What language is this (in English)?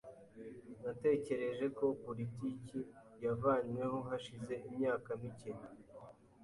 Kinyarwanda